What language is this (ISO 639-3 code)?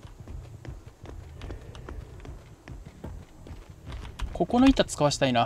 jpn